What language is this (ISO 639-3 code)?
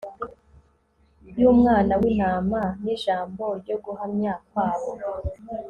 kin